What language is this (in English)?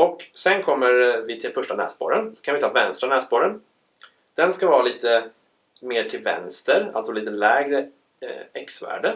Swedish